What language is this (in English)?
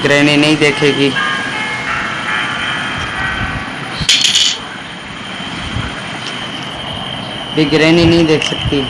Hindi